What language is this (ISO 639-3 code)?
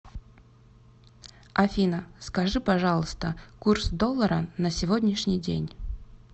rus